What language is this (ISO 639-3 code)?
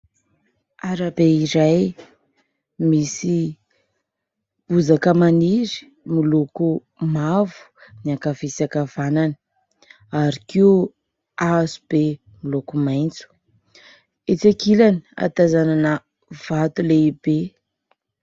mlg